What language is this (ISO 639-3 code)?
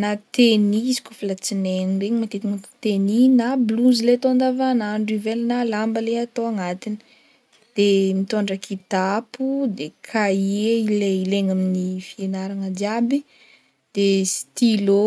bmm